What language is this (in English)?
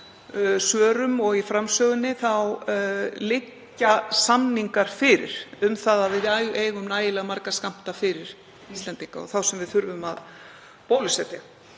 Icelandic